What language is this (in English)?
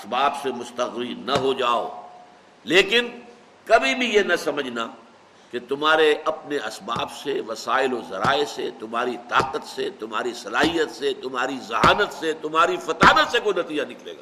Urdu